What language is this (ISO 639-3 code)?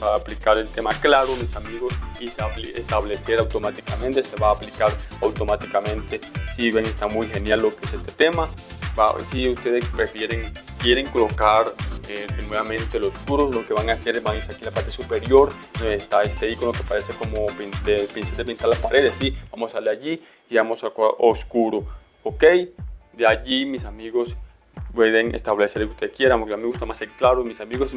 spa